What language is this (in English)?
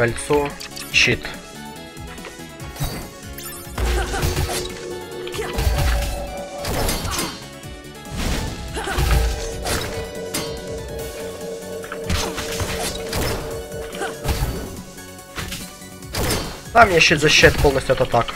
Russian